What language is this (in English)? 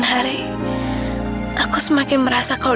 Indonesian